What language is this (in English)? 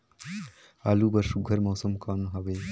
Chhattisgarhi